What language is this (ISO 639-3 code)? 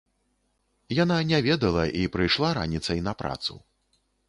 bel